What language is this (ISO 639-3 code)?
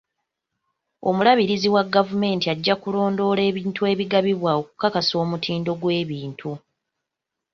lug